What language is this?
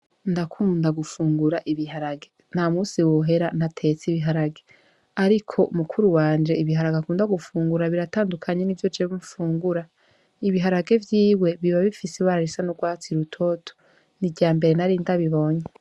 Rundi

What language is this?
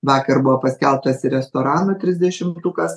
Lithuanian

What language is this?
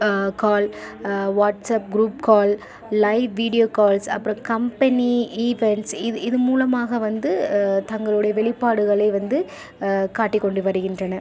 Tamil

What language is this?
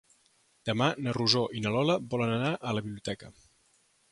Catalan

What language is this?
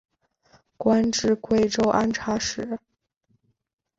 Chinese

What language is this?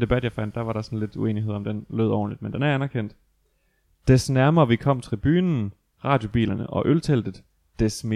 Danish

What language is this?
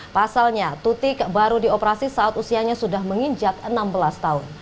Indonesian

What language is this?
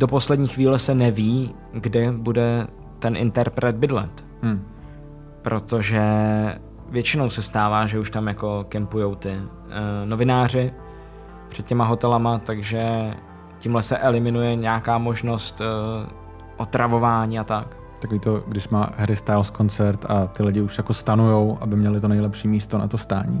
Czech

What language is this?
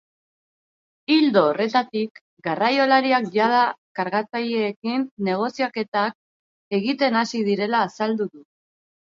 Basque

